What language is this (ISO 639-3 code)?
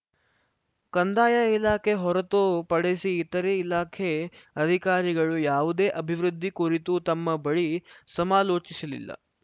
kan